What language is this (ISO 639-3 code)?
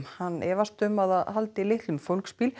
isl